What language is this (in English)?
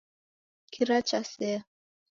Taita